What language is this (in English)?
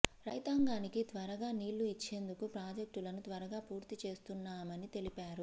Telugu